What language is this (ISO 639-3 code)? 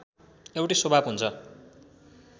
nep